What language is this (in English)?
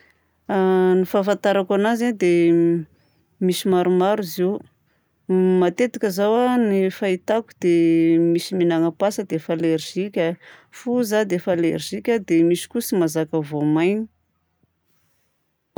Southern Betsimisaraka Malagasy